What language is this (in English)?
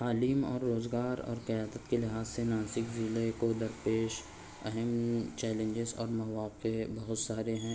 Urdu